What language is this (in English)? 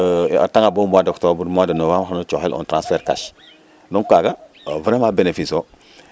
Serer